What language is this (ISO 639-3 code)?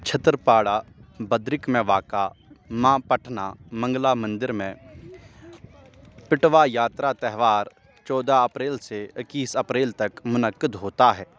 urd